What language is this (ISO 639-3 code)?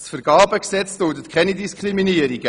gsw